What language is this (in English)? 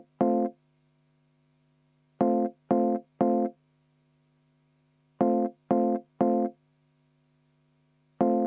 Estonian